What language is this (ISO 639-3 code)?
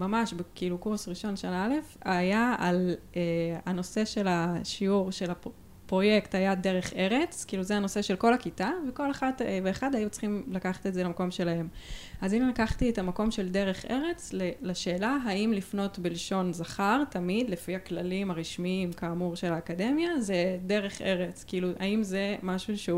heb